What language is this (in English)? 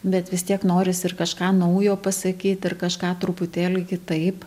Lithuanian